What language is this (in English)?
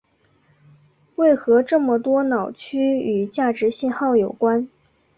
Chinese